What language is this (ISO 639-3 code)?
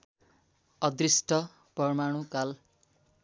nep